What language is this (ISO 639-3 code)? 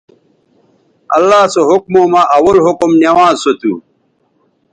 btv